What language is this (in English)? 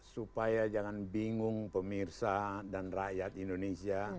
Indonesian